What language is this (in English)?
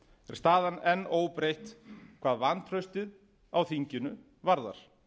Icelandic